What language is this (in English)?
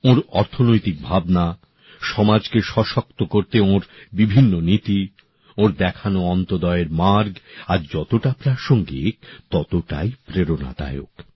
Bangla